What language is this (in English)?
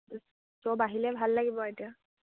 Assamese